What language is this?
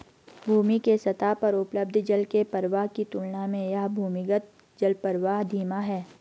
Hindi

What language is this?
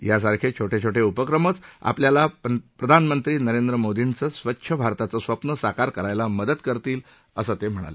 Marathi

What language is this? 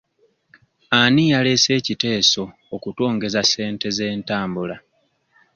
Ganda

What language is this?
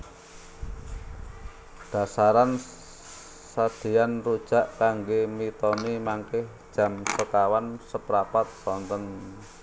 Javanese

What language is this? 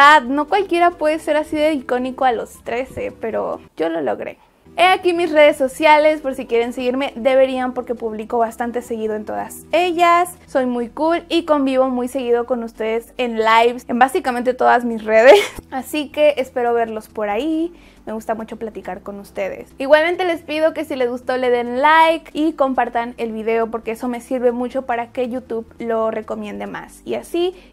Spanish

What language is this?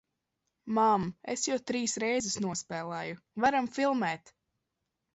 Latvian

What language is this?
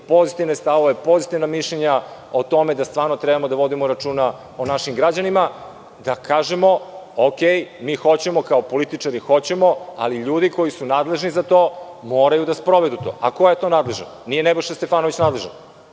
Serbian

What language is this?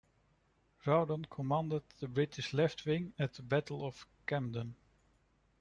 English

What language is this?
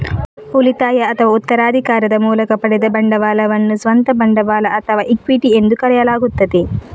Kannada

